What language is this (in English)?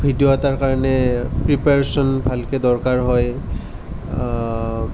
Assamese